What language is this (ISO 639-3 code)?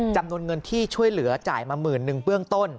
tha